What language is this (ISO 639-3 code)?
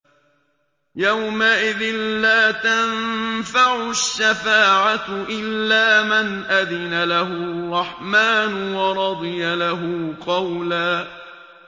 ara